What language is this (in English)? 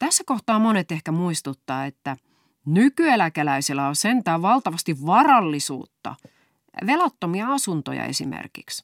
Finnish